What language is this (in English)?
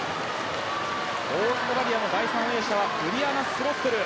Japanese